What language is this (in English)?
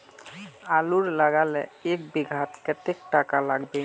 Magahi